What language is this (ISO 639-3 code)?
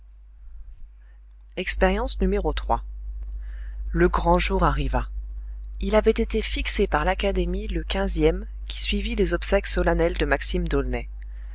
fra